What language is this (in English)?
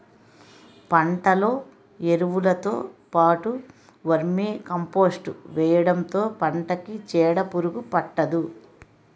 Telugu